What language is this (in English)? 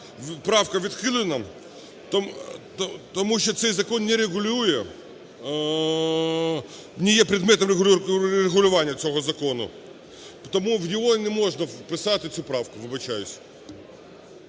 Ukrainian